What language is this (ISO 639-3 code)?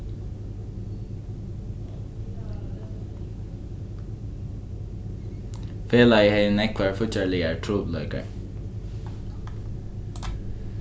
fao